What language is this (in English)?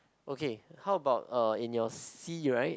English